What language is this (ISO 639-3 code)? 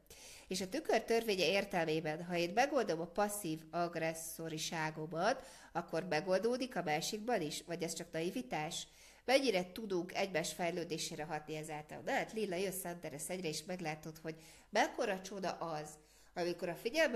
hun